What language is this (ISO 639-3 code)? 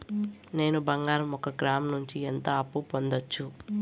tel